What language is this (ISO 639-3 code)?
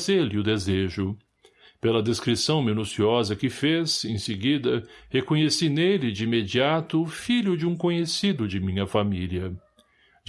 por